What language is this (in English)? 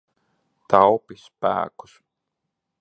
Latvian